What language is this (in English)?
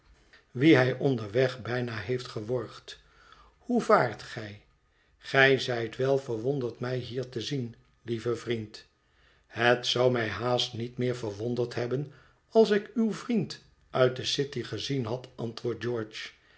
Dutch